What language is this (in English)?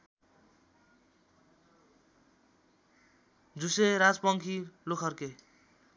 Nepali